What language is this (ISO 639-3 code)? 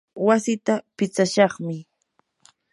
qur